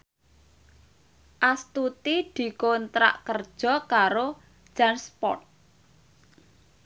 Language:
Javanese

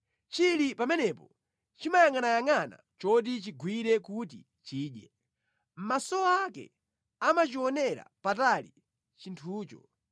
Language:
Nyanja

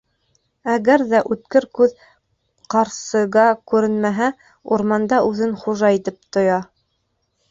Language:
Bashkir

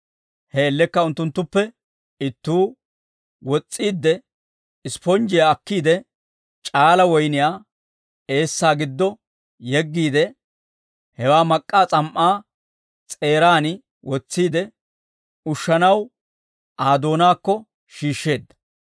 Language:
Dawro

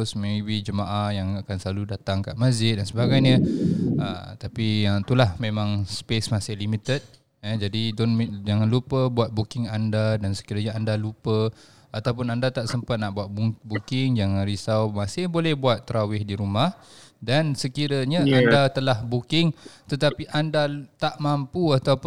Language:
Malay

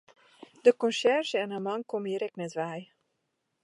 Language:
Western Frisian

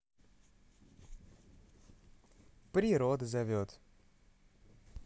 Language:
Russian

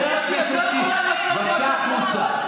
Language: Hebrew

